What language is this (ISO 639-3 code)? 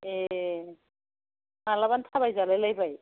brx